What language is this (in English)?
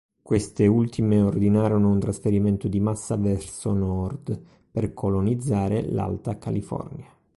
Italian